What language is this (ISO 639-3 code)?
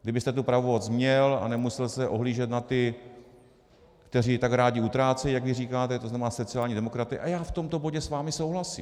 ces